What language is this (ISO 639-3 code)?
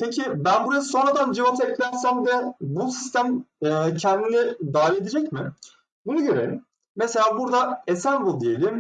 tur